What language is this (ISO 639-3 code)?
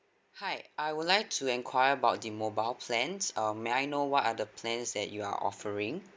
eng